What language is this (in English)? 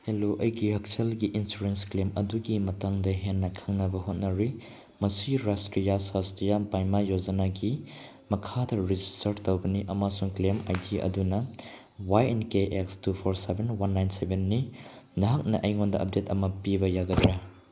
Manipuri